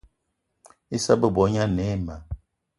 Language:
Eton (Cameroon)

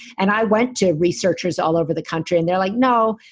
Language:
English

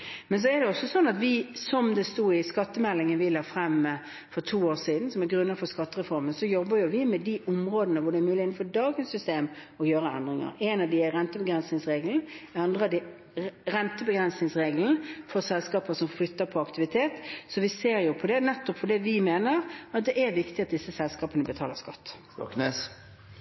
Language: Norwegian Bokmål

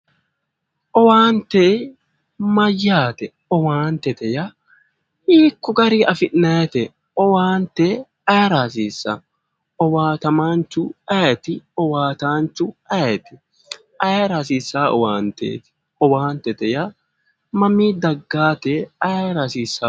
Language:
Sidamo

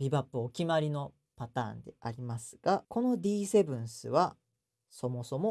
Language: Japanese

